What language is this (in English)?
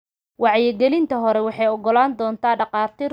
Somali